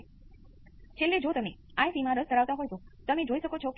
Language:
Gujarati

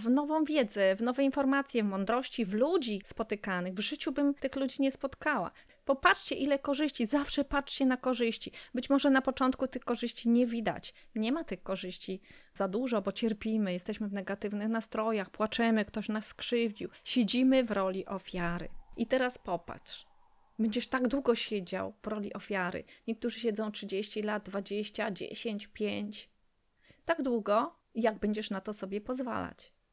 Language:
Polish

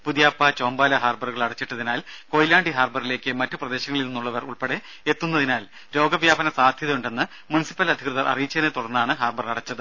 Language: Malayalam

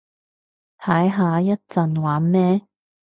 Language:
Cantonese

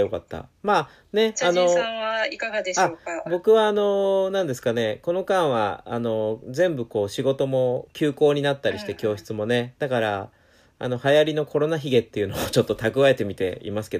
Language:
Japanese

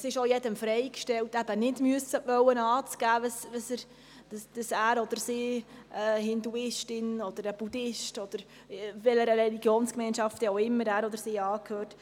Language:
Swiss German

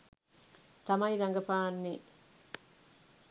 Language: Sinhala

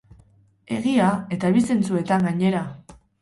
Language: Basque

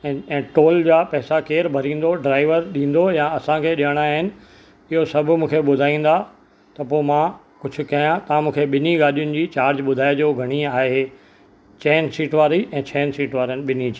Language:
Sindhi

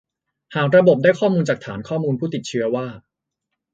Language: Thai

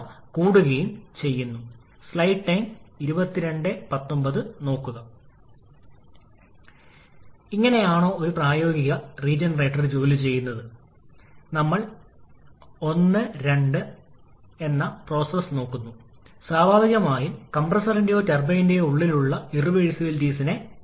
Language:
Malayalam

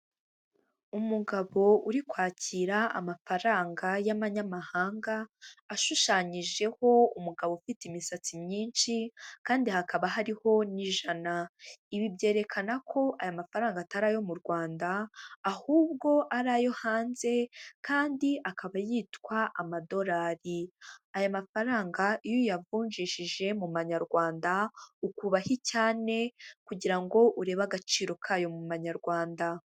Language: Kinyarwanda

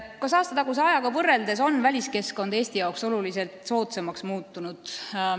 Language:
Estonian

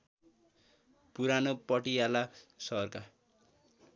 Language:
Nepali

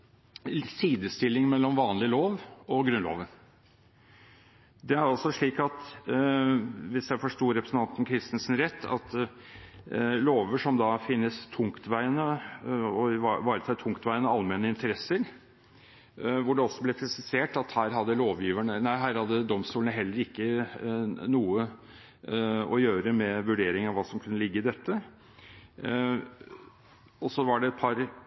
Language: Norwegian Bokmål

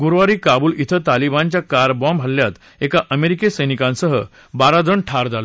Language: Marathi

